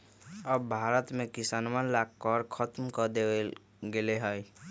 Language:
Magahi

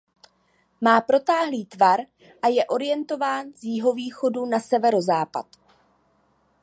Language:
Czech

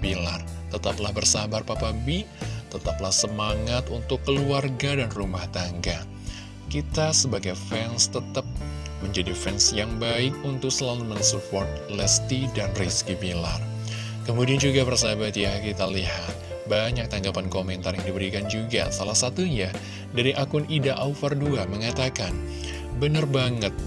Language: Indonesian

